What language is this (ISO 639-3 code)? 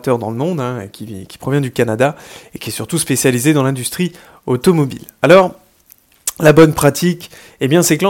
fra